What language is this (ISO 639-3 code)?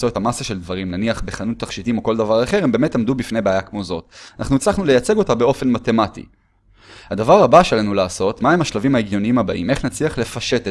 heb